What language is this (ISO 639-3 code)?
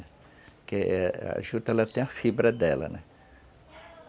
por